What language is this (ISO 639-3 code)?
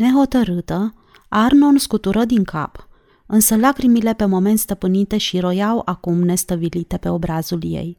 ron